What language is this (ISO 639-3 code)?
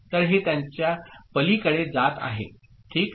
mar